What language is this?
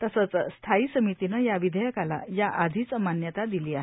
Marathi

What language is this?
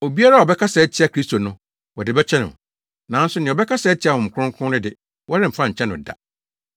Akan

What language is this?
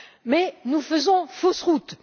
French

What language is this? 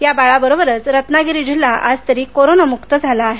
Marathi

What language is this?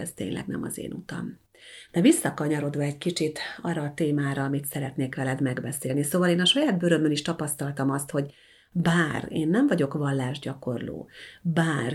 Hungarian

